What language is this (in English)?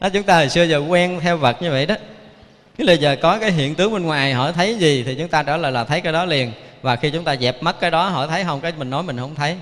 Vietnamese